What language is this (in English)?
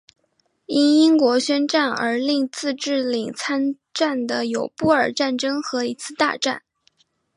Chinese